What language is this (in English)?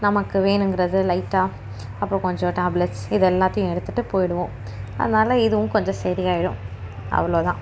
Tamil